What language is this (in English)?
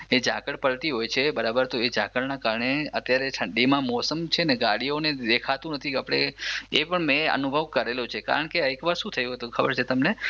Gujarati